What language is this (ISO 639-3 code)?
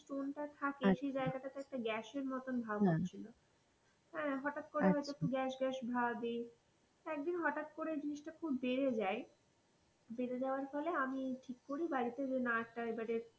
ben